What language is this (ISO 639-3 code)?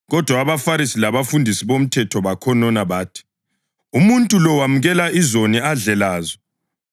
nde